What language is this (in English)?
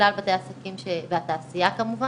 Hebrew